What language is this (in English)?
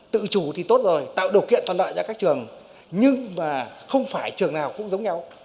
Vietnamese